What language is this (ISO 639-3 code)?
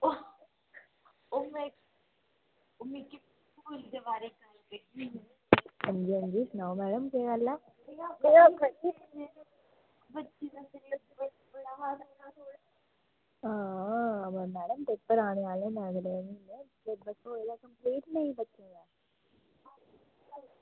doi